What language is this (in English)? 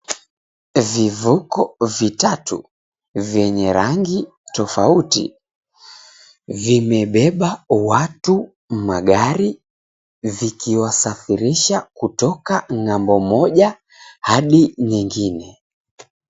Swahili